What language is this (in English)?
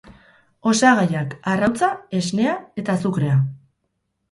Basque